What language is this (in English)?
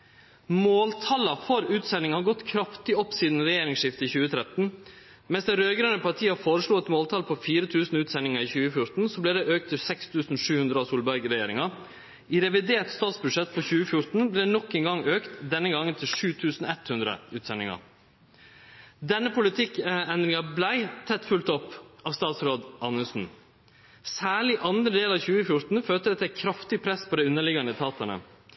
Norwegian Nynorsk